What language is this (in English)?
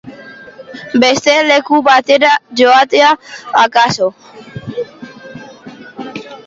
Basque